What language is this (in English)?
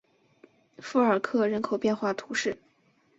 Chinese